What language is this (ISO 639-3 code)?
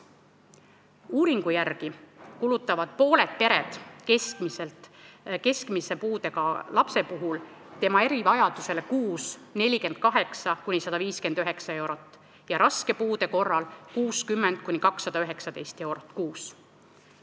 est